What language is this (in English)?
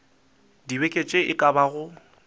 Northern Sotho